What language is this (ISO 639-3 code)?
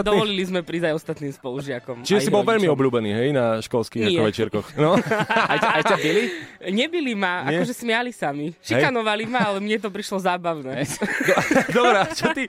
slk